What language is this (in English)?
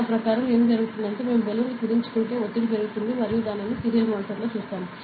Telugu